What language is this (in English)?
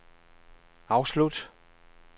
Danish